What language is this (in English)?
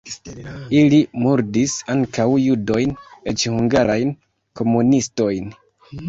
Esperanto